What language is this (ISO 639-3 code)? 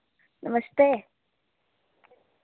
doi